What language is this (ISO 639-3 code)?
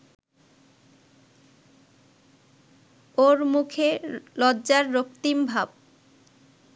ben